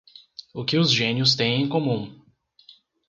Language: Portuguese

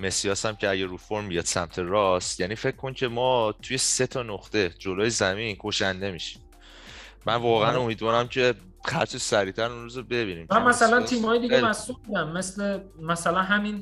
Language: Persian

